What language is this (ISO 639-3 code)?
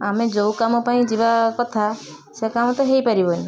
ori